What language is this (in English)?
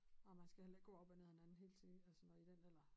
Danish